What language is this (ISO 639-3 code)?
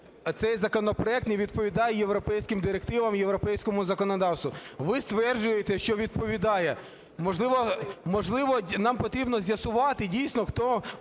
ukr